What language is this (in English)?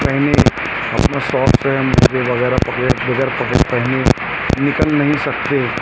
Urdu